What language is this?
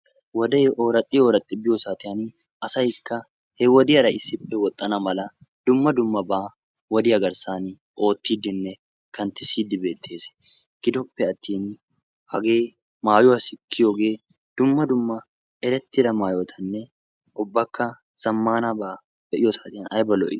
Wolaytta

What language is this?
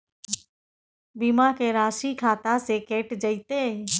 Maithili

